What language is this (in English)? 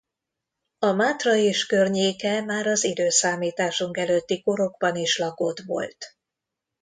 Hungarian